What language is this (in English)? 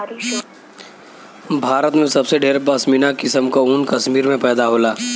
Bhojpuri